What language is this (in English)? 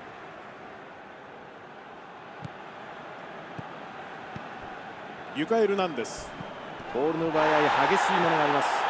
Japanese